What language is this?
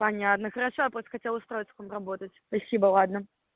Russian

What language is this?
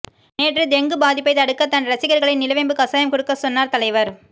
Tamil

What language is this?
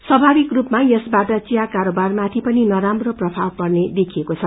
Nepali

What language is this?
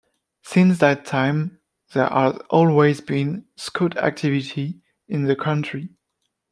English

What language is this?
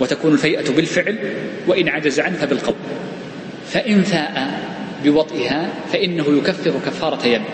Arabic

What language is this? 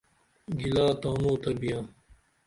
Dameli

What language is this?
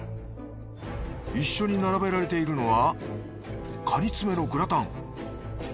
Japanese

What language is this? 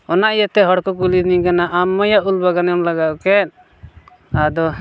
Santali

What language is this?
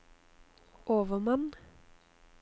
Norwegian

